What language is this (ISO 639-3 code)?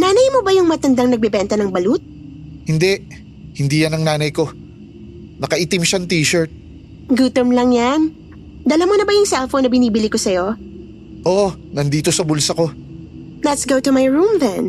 fil